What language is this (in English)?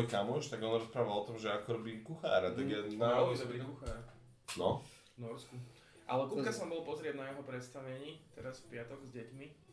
Slovak